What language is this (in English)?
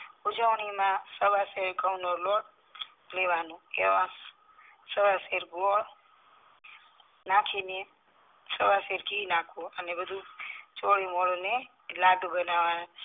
Gujarati